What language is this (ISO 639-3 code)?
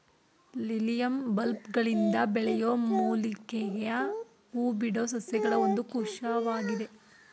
kan